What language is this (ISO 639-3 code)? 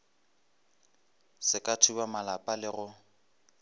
nso